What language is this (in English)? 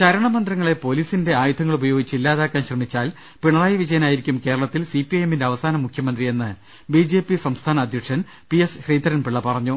Malayalam